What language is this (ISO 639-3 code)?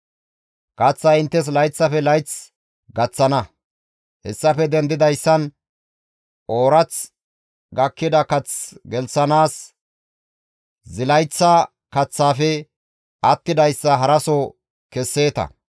gmv